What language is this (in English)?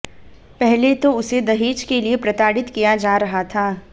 Hindi